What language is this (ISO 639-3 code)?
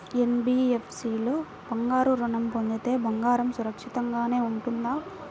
tel